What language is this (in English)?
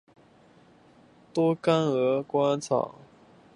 Chinese